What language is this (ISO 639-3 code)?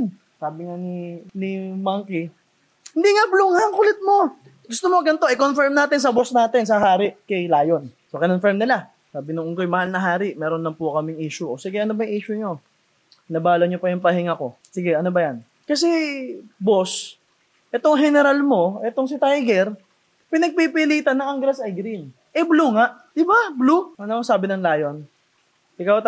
fil